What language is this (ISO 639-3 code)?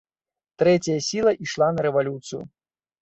bel